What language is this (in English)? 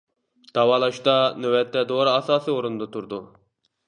Uyghur